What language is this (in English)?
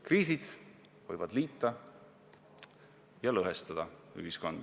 Estonian